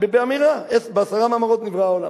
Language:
Hebrew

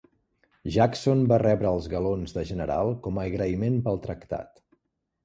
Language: Catalan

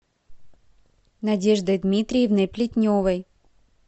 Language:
Russian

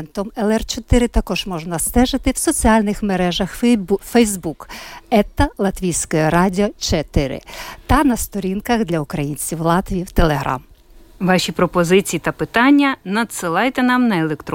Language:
Ukrainian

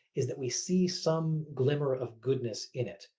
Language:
English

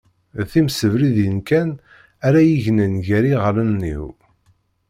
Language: Kabyle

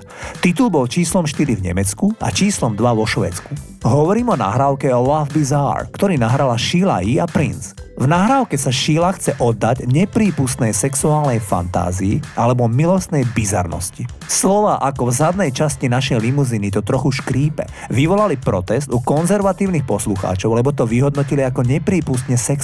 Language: Slovak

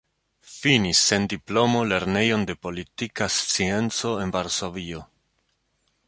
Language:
Esperanto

